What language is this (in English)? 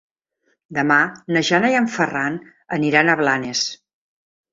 Catalan